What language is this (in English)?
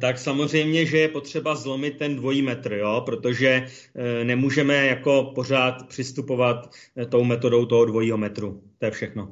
Czech